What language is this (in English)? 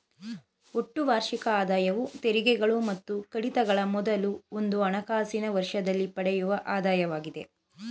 Kannada